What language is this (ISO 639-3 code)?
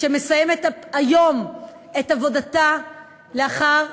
heb